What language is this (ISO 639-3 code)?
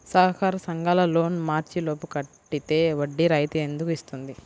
tel